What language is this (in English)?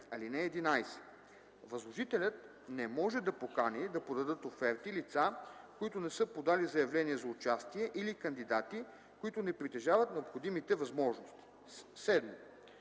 Bulgarian